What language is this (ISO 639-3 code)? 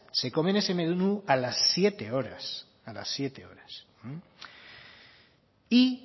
spa